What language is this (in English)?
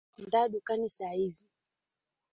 Swahili